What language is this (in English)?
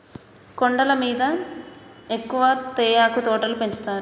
Telugu